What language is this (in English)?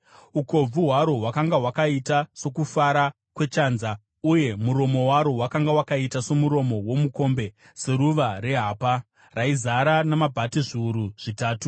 Shona